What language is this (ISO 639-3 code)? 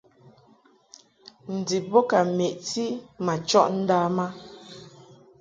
mhk